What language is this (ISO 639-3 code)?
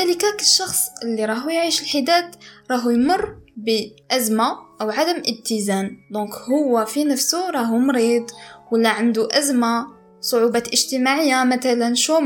ara